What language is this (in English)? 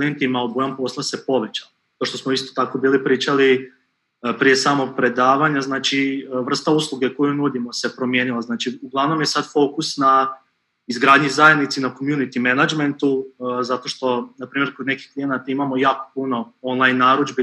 Croatian